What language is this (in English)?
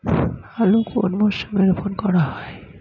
Bangla